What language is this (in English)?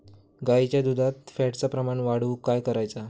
Marathi